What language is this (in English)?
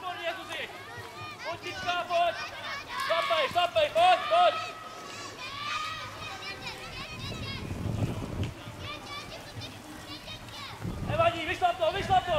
Czech